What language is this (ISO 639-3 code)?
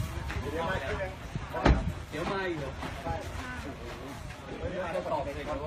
tha